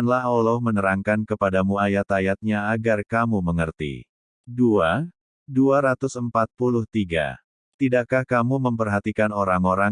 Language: Indonesian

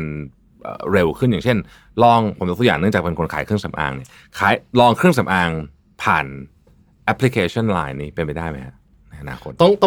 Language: Thai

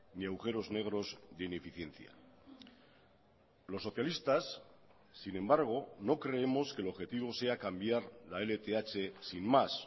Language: Spanish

